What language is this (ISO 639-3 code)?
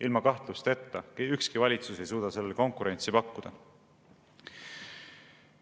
est